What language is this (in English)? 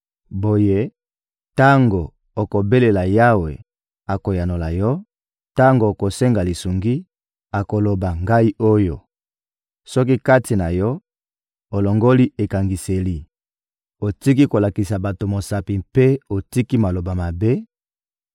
Lingala